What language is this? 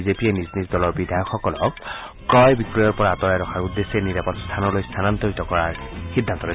Assamese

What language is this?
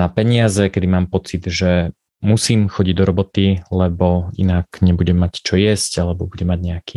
Slovak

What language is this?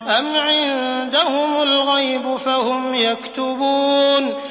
Arabic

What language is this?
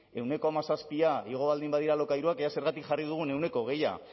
Basque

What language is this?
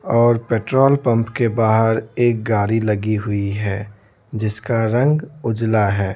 Hindi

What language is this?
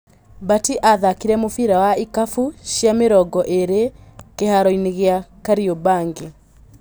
Kikuyu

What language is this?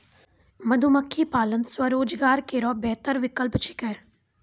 Maithili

